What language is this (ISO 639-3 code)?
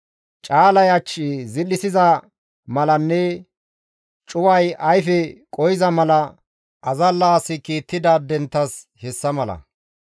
gmv